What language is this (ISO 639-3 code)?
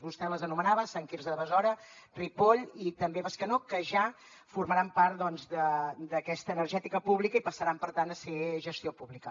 cat